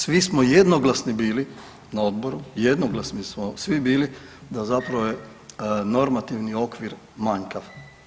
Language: Croatian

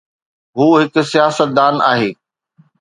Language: Sindhi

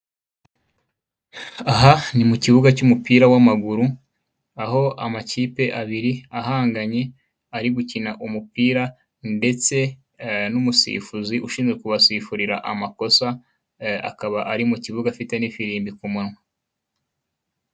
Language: Kinyarwanda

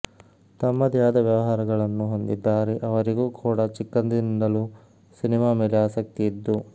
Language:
Kannada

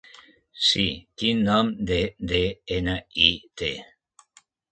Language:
Catalan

